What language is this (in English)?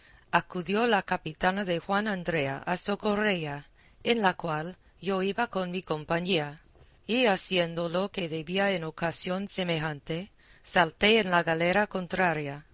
Spanish